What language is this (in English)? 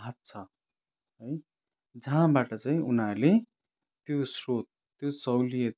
Nepali